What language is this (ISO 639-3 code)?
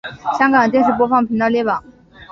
zho